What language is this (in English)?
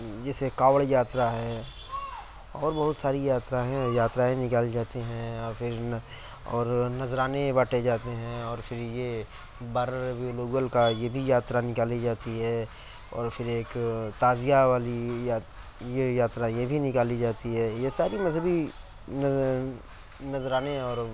Urdu